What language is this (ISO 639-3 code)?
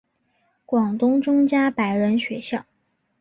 zho